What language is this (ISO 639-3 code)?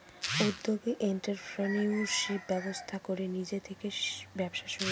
ben